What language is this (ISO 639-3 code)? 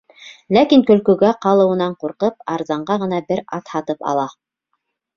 bak